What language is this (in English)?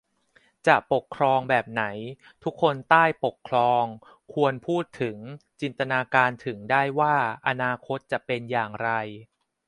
Thai